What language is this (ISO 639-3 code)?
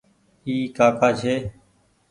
gig